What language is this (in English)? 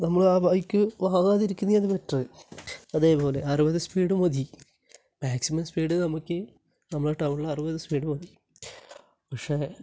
Malayalam